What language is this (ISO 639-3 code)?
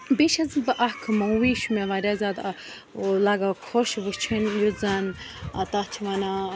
kas